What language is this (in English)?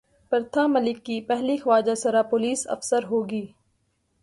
Urdu